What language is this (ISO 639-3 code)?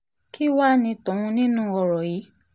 yor